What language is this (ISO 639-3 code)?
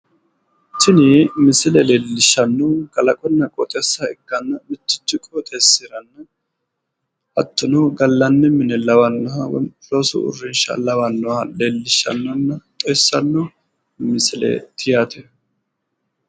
sid